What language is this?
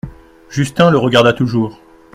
French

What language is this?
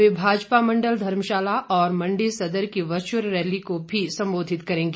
Hindi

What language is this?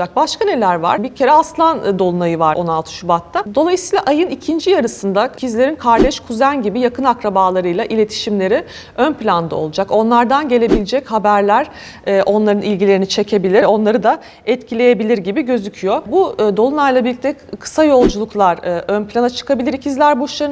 Turkish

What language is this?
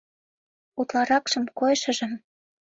Mari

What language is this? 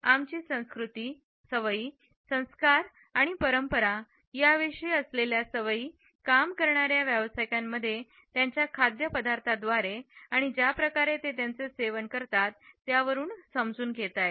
Marathi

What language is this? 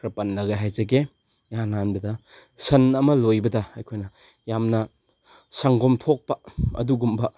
Manipuri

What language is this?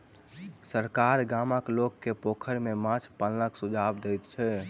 Maithili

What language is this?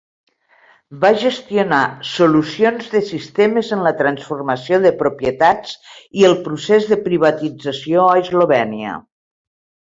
Catalan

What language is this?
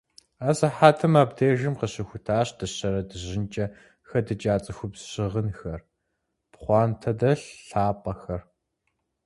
Kabardian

